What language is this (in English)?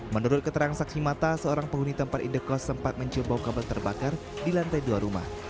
Indonesian